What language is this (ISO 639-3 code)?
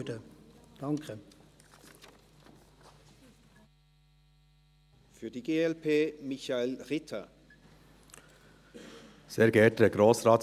gsw